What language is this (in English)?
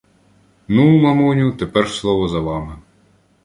Ukrainian